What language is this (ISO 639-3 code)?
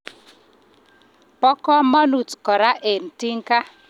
kln